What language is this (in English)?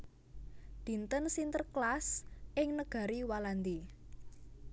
Javanese